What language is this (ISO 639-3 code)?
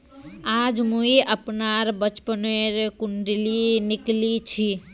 mag